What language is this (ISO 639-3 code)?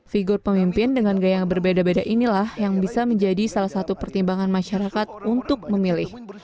ind